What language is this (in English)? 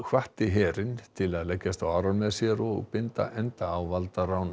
Icelandic